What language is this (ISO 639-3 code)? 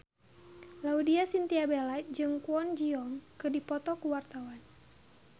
sun